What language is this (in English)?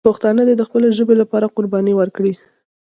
Pashto